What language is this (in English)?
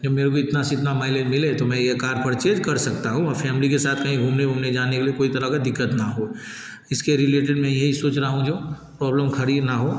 Hindi